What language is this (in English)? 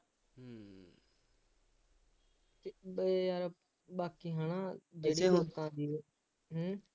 Punjabi